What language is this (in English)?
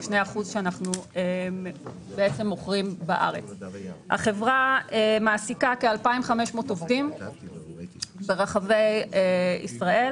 Hebrew